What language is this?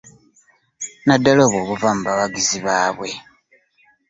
Ganda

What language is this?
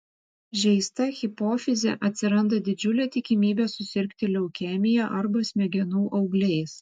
Lithuanian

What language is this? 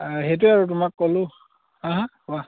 Assamese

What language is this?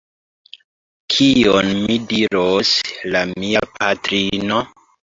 Esperanto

